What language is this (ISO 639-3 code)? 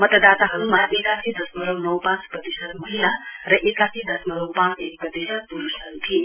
nep